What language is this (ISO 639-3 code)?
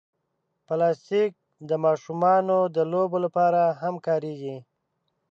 pus